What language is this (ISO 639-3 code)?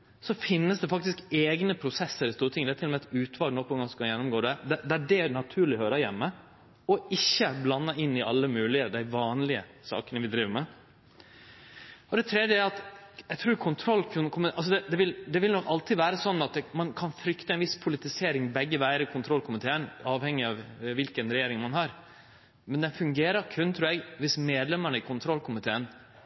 nno